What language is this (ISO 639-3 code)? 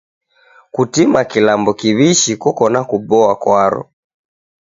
dav